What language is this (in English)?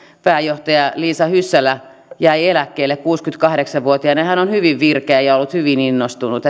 Finnish